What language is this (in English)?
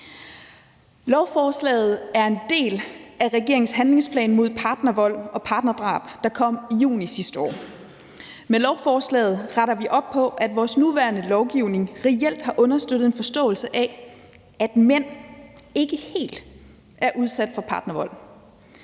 Danish